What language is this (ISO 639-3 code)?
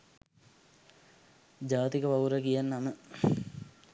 sin